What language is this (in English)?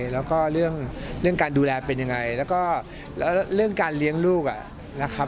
Thai